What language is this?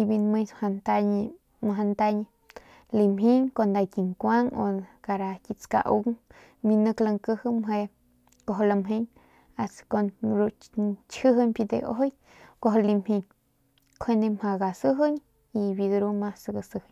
Northern Pame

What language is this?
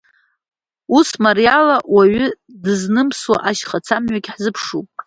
Abkhazian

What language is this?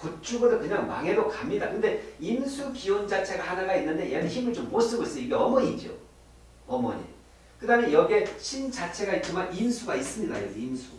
Korean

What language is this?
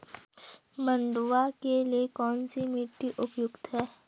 Hindi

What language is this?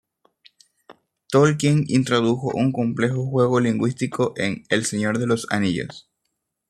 Spanish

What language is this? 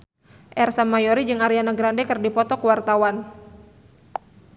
Sundanese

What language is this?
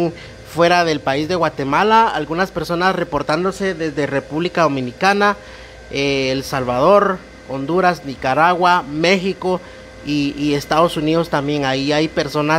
Spanish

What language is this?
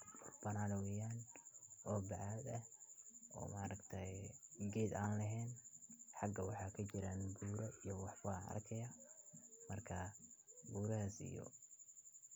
Somali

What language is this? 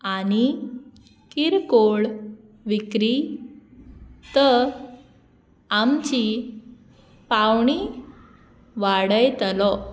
Konkani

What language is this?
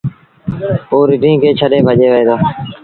Sindhi Bhil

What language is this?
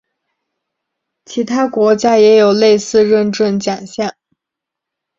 Chinese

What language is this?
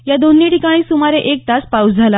Marathi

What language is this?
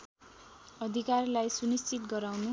Nepali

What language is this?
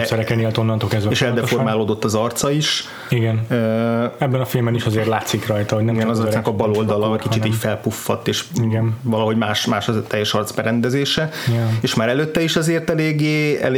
Hungarian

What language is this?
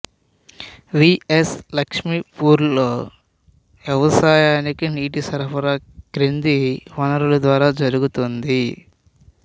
Telugu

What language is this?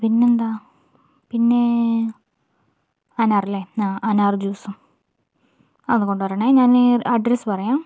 Malayalam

